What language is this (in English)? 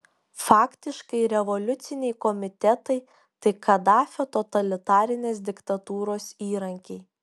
Lithuanian